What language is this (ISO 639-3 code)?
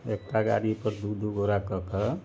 mai